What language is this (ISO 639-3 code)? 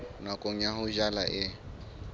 sot